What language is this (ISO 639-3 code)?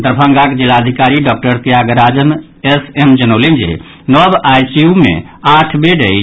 mai